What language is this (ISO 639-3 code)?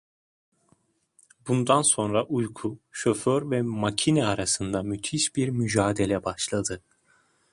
tur